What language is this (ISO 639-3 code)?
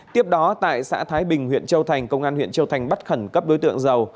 vie